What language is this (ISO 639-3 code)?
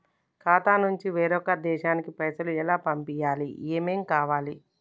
tel